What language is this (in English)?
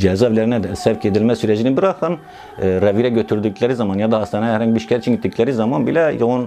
Turkish